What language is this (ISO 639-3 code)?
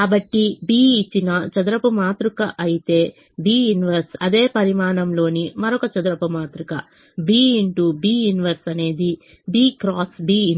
tel